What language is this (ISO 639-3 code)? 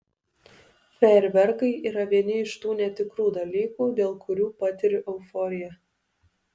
lit